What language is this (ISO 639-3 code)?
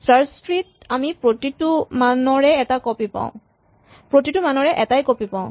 asm